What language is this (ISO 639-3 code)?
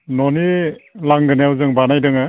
brx